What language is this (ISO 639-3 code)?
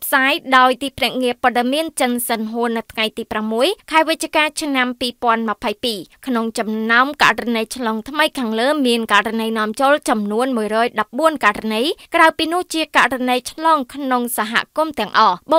tha